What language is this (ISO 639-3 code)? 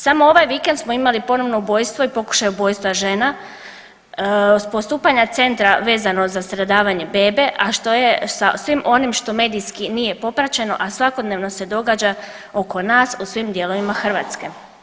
hrv